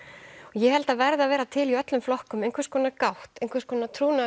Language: Icelandic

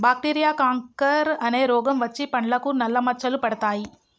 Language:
Telugu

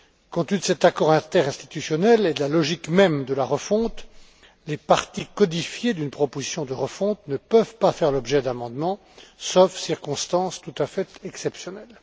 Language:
French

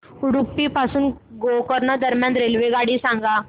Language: Marathi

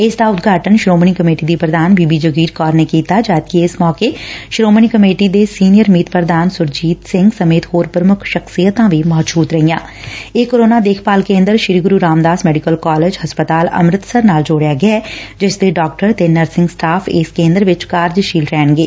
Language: Punjabi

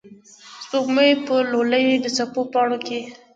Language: Pashto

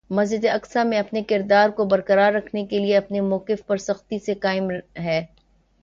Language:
Urdu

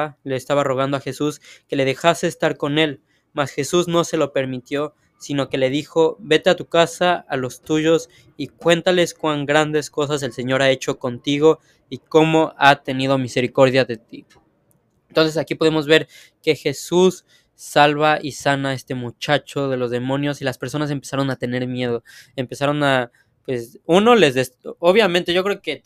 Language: Spanish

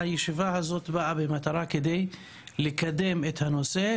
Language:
Hebrew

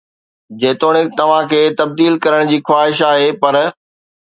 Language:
Sindhi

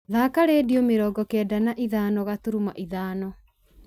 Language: Kikuyu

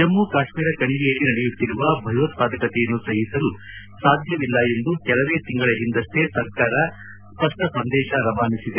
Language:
Kannada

